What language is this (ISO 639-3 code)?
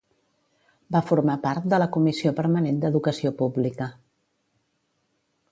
cat